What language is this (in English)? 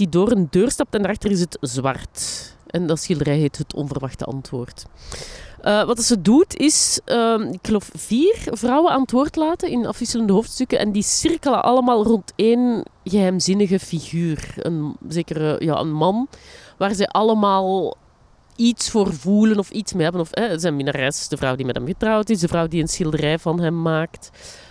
Dutch